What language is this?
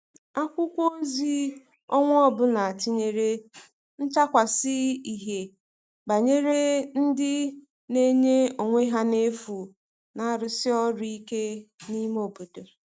Igbo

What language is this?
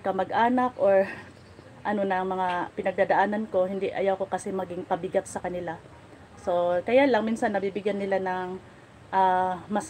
Filipino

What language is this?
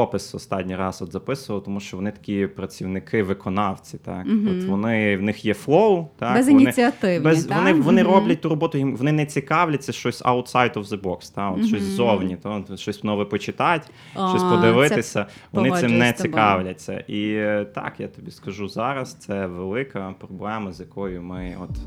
Ukrainian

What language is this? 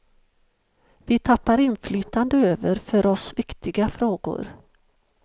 Swedish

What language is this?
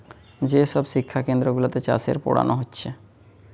Bangla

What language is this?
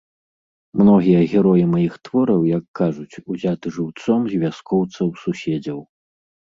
Belarusian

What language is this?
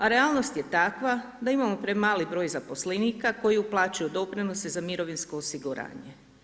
Croatian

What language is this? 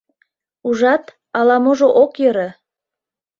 Mari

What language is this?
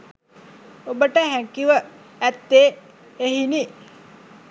Sinhala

